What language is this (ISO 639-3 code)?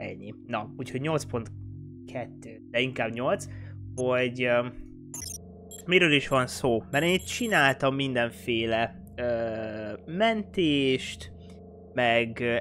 hun